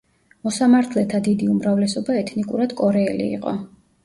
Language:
Georgian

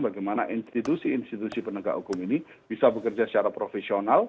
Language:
Indonesian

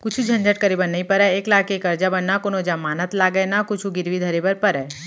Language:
Chhattisgarhi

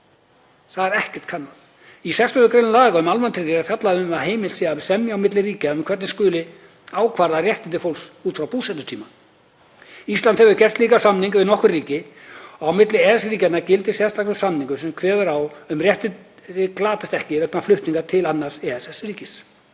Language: Icelandic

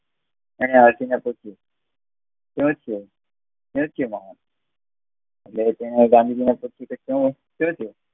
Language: Gujarati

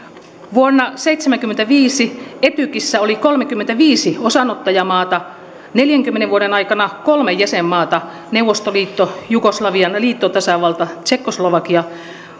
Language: Finnish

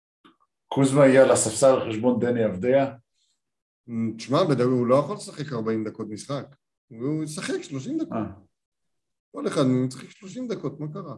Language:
Hebrew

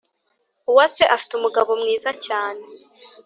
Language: Kinyarwanda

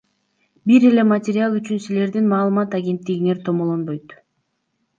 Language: Kyrgyz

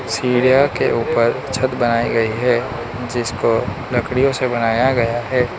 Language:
Hindi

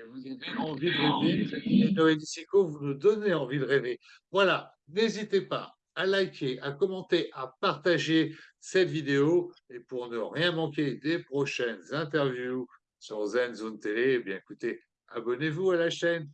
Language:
French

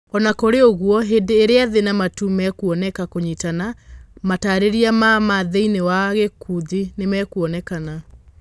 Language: Kikuyu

